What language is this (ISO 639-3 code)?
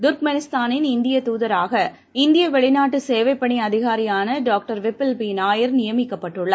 tam